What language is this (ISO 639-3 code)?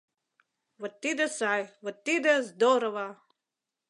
chm